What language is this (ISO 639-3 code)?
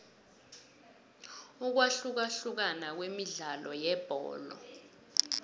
nbl